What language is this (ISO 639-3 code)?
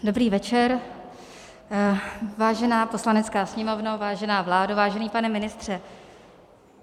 ces